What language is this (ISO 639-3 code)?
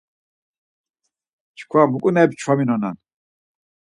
lzz